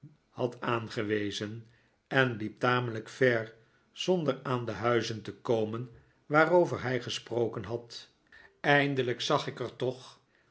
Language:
Dutch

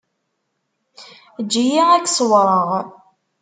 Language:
Kabyle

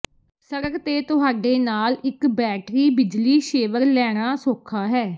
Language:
Punjabi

